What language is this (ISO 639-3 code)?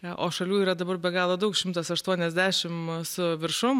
lit